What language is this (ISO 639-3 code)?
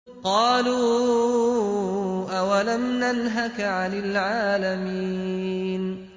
ara